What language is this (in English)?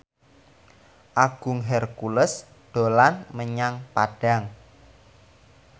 Javanese